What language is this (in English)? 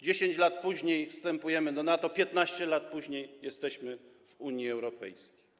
Polish